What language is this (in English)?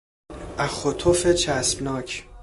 Persian